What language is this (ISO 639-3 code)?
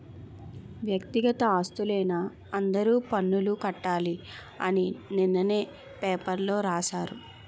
tel